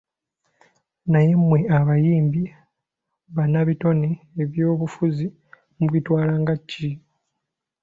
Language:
Ganda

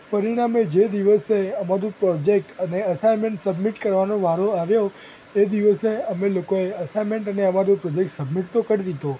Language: Gujarati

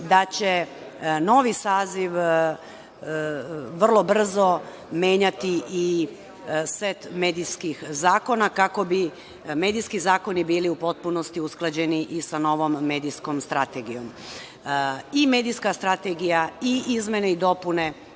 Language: Serbian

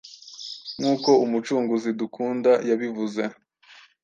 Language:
Kinyarwanda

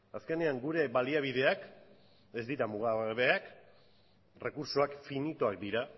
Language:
Basque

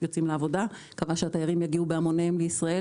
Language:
Hebrew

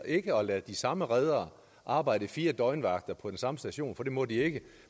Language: Danish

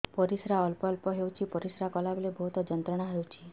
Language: Odia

